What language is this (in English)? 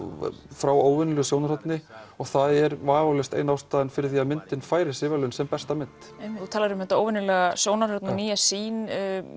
Icelandic